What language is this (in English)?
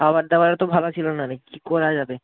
Bangla